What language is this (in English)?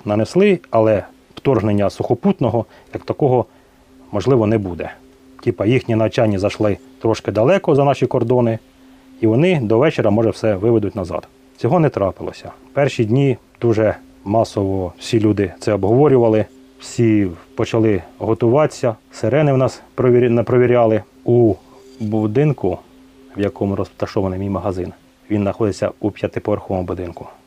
Ukrainian